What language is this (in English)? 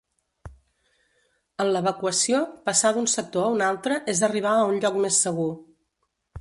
Catalan